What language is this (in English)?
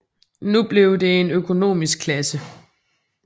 Danish